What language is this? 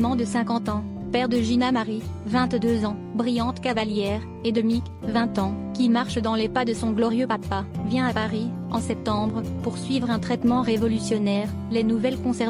French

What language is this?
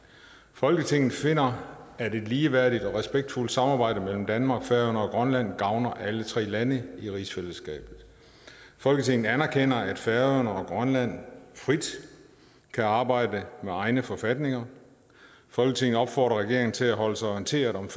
Danish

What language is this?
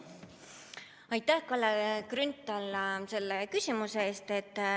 Estonian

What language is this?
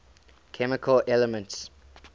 English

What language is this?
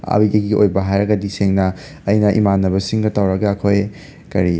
Manipuri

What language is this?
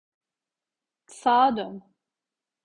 Turkish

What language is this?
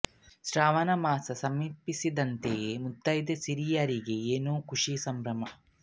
Kannada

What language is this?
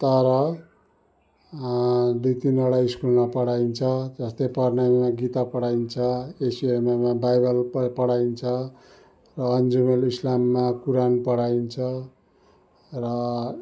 Nepali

